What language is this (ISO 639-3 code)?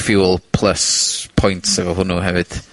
cym